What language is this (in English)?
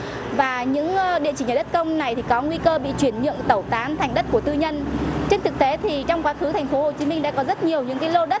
Vietnamese